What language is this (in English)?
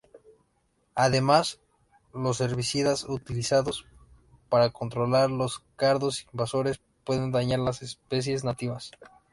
Spanish